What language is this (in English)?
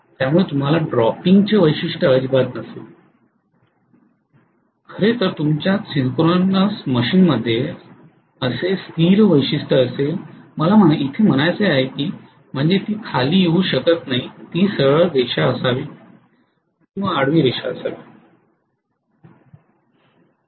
Marathi